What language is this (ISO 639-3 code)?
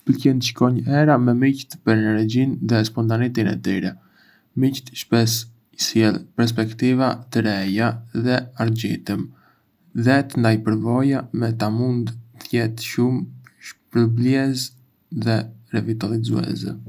aae